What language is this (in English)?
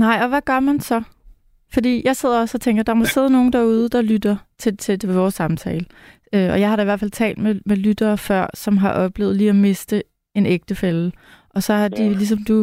Danish